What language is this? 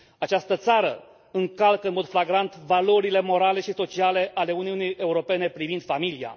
Romanian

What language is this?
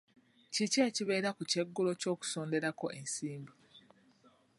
Ganda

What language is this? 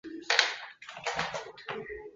Chinese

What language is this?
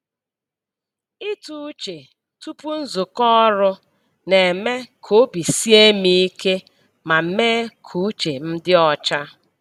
Igbo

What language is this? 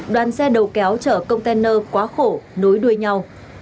Vietnamese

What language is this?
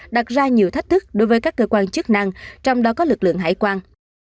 Vietnamese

